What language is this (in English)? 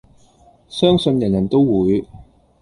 Cantonese